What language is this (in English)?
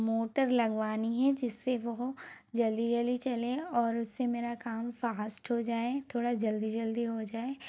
Hindi